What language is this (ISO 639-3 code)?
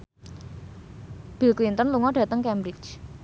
jav